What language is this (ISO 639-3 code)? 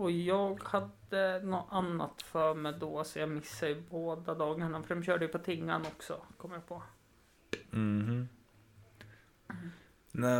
swe